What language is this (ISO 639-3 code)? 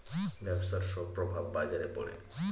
ben